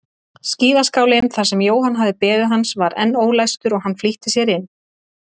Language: Icelandic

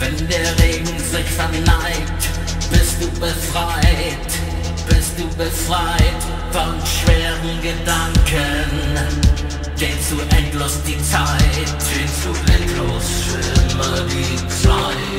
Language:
Arabic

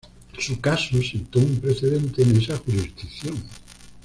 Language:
Spanish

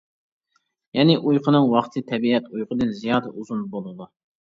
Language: Uyghur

